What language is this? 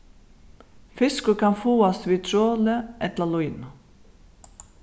Faroese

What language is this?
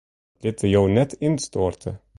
Western Frisian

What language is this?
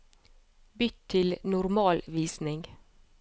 Norwegian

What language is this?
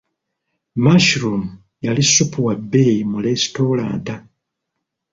Ganda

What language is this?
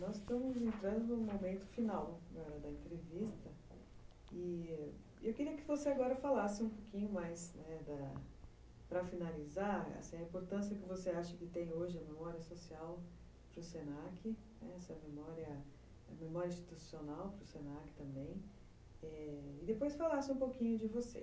Portuguese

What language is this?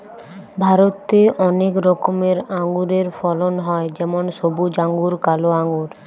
Bangla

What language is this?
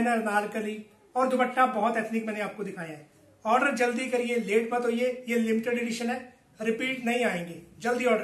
Hindi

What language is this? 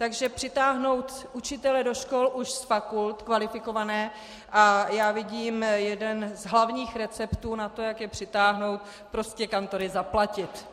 Czech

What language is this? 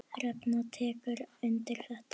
Icelandic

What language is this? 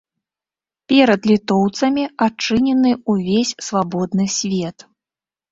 Belarusian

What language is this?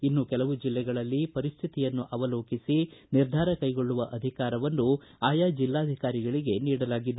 Kannada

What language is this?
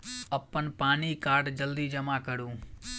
Maithili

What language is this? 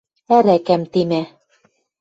Western Mari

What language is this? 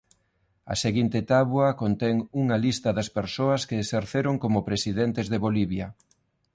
Galician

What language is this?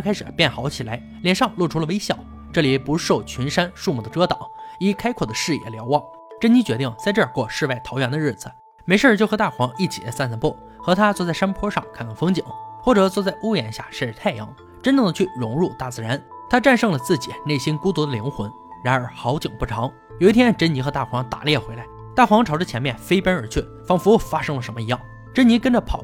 Chinese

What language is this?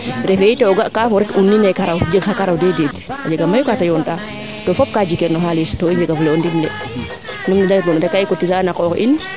Serer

